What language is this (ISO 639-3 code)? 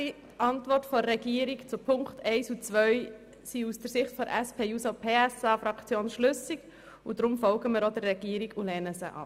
gsw